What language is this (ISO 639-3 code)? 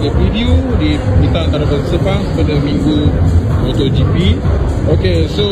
msa